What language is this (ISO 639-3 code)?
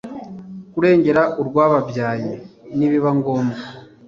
kin